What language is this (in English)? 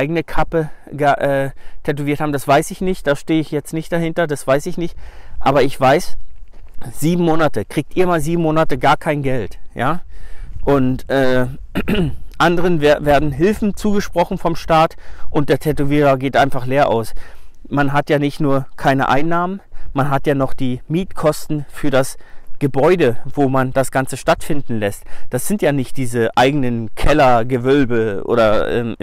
German